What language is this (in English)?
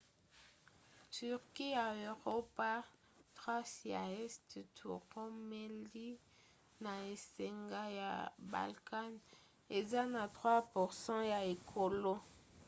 Lingala